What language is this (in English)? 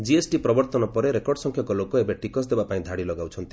Odia